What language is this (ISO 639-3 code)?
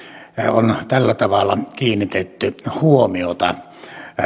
fin